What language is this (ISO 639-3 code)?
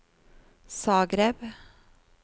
nor